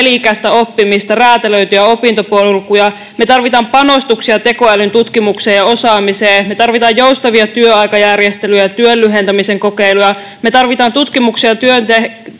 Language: Finnish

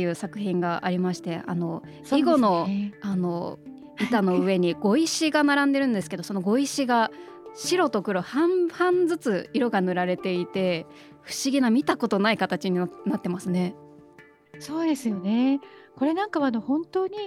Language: Japanese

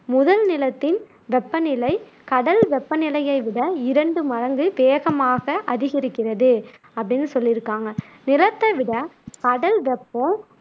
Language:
Tamil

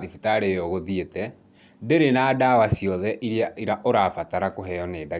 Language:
Kikuyu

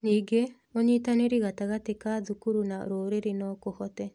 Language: Kikuyu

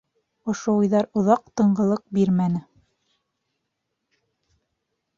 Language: Bashkir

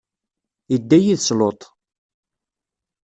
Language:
Kabyle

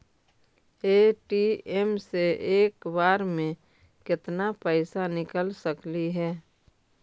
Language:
Magahi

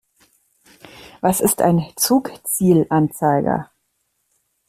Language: German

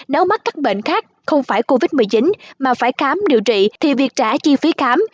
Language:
Vietnamese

